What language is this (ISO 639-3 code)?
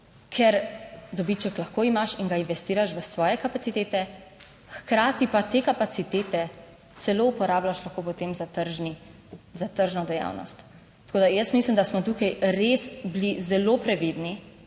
slv